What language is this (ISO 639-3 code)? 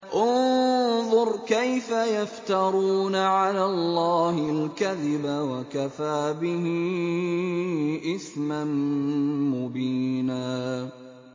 ara